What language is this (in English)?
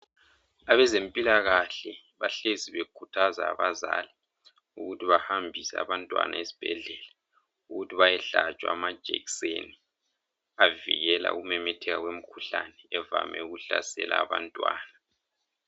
North Ndebele